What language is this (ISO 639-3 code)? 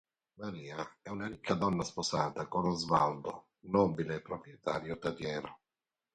ita